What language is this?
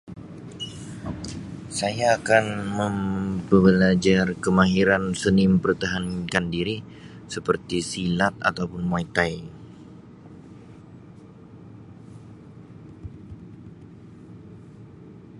Sabah Malay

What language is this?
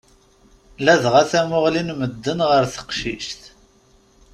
Kabyle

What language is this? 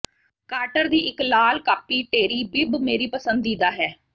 Punjabi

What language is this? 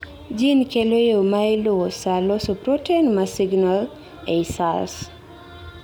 Luo (Kenya and Tanzania)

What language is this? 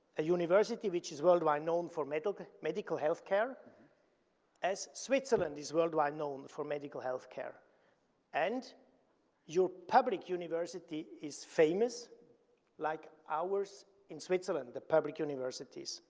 English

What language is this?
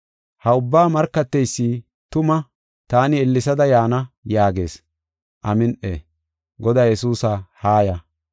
Gofa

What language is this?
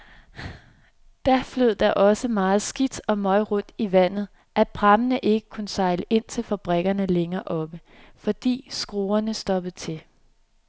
Danish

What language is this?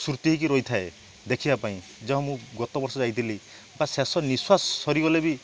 Odia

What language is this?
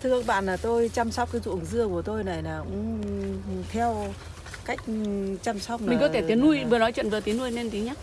Vietnamese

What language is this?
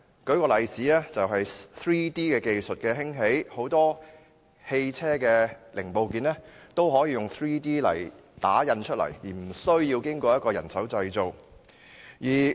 Cantonese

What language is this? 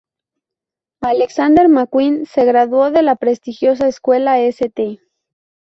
Spanish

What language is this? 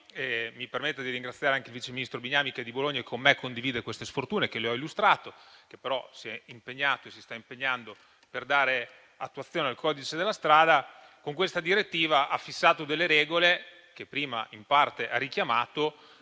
Italian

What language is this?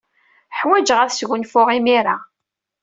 Kabyle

